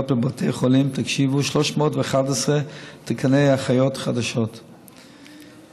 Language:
Hebrew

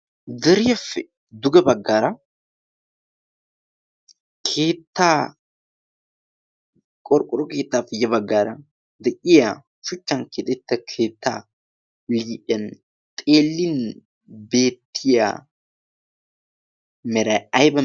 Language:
Wolaytta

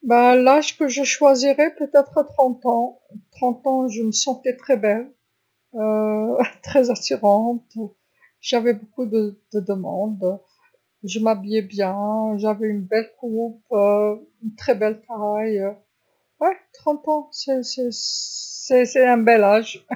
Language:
Algerian Arabic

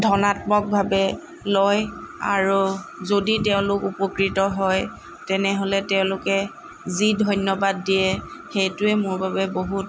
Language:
Assamese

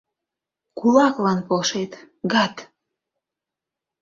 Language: Mari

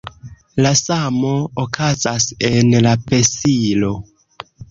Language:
Esperanto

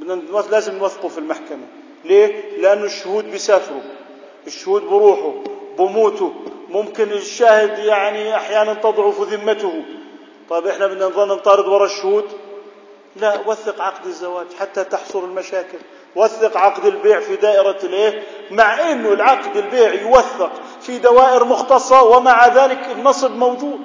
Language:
Arabic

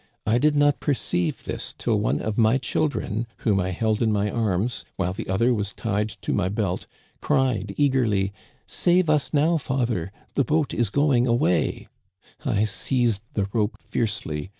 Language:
English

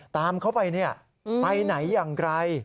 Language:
Thai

